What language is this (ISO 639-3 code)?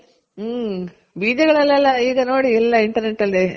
kan